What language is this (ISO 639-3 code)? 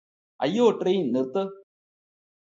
mal